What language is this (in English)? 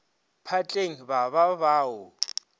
Northern Sotho